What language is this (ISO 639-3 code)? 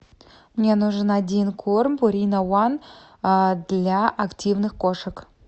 rus